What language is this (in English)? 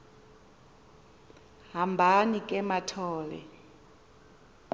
Xhosa